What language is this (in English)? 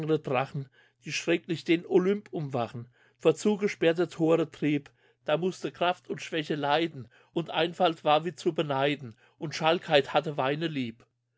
German